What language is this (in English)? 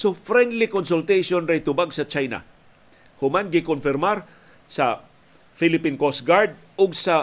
Filipino